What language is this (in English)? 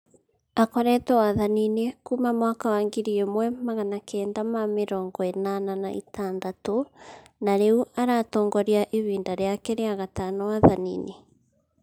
Kikuyu